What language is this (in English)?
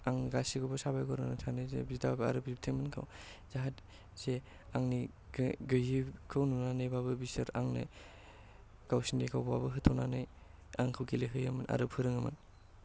Bodo